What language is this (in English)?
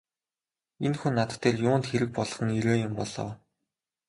Mongolian